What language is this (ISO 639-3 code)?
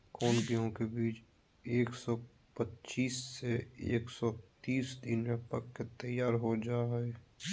mag